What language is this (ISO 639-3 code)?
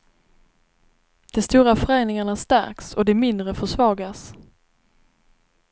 swe